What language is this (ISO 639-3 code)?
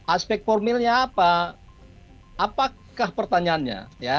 ind